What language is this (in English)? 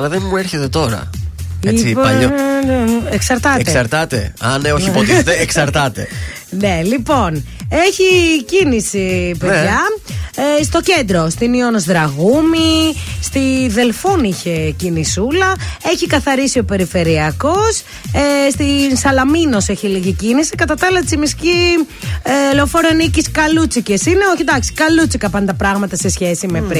Greek